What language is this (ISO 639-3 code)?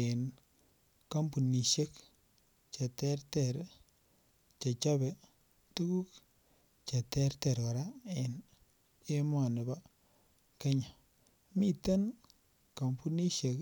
kln